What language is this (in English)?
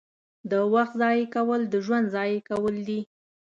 Pashto